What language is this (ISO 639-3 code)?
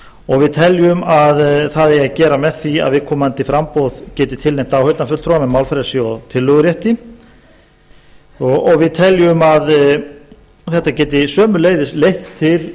isl